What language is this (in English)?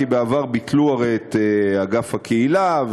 Hebrew